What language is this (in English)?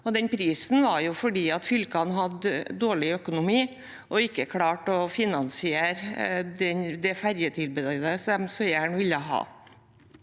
Norwegian